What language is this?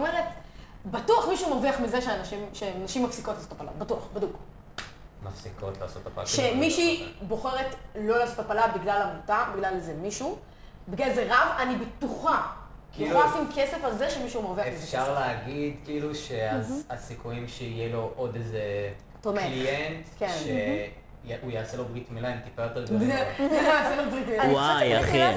Hebrew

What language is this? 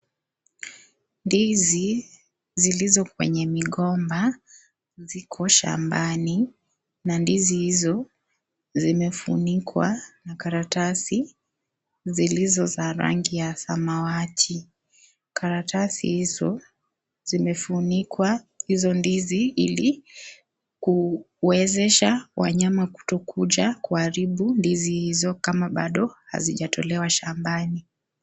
Swahili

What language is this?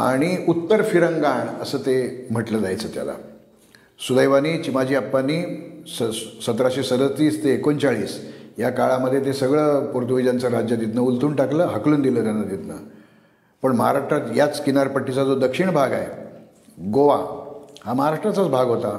Marathi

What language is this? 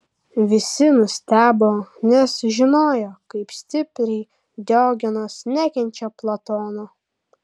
Lithuanian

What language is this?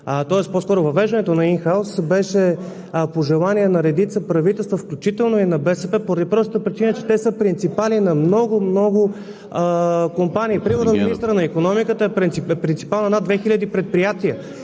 Bulgarian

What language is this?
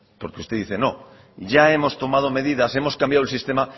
Spanish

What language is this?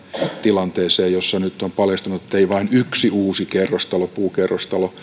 Finnish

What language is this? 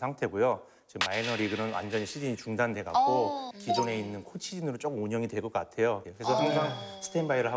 Korean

